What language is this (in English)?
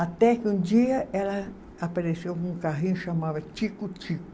Portuguese